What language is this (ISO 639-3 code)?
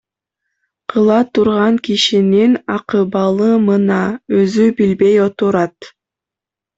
kir